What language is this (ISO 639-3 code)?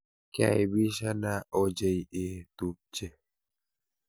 kln